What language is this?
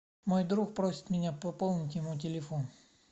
Russian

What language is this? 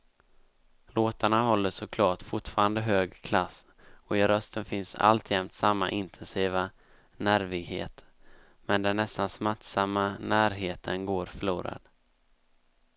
Swedish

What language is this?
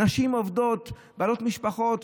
Hebrew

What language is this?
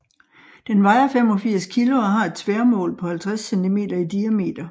Danish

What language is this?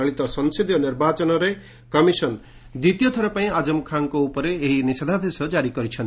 Odia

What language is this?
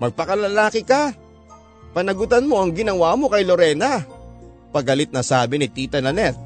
Filipino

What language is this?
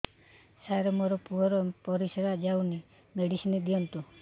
Odia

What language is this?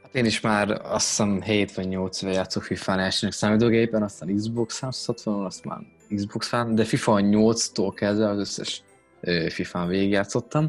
Hungarian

